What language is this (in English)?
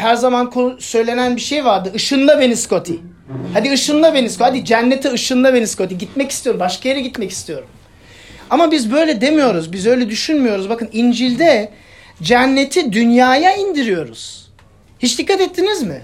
Turkish